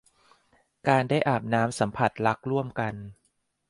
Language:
Thai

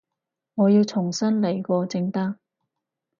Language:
Cantonese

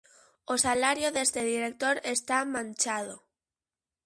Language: Galician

